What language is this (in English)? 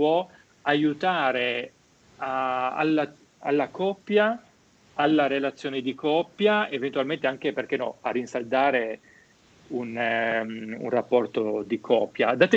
Italian